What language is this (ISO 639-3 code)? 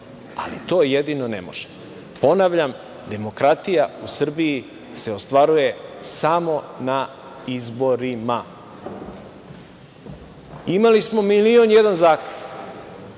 srp